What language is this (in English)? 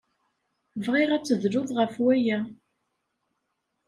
Kabyle